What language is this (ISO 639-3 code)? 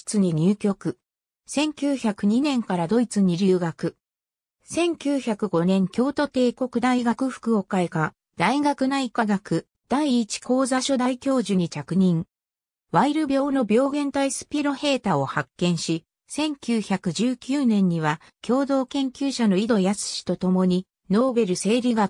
jpn